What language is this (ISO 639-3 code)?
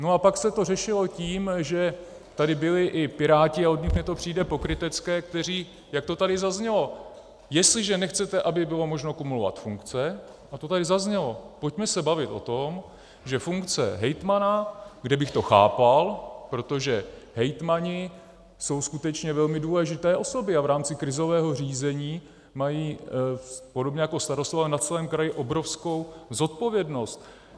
ces